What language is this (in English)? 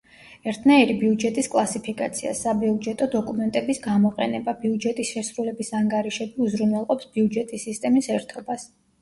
Georgian